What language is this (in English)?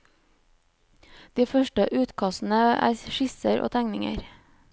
Norwegian